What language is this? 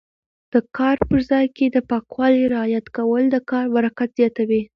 Pashto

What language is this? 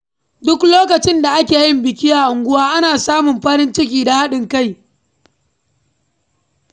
Hausa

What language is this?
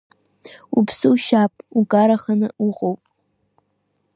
Abkhazian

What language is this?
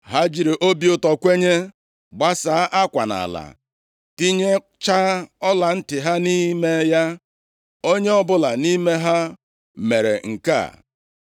Igbo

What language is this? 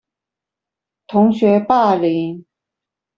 Chinese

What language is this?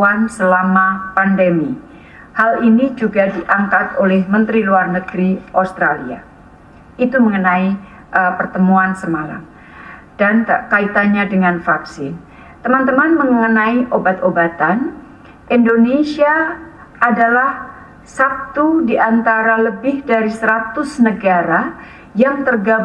Indonesian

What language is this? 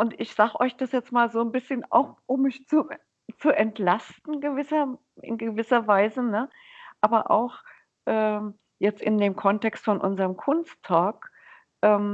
German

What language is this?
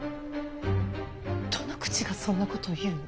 Japanese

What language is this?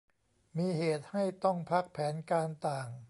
Thai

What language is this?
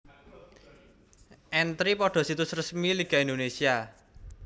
Javanese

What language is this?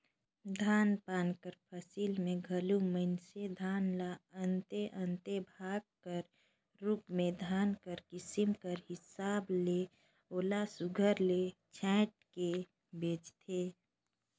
Chhattisgarhi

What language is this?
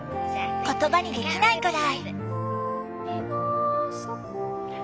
Japanese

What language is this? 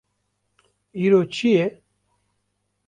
Kurdish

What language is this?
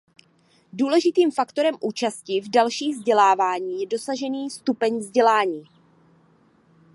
Czech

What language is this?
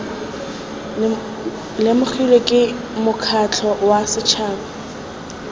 Tswana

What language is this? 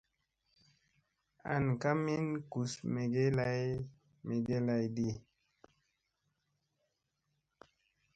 Musey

